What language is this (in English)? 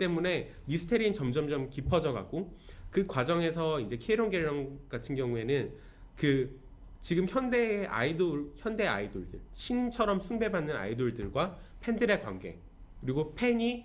Korean